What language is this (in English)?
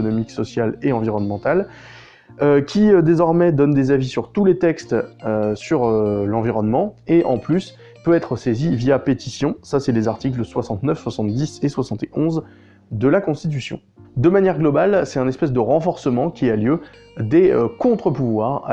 French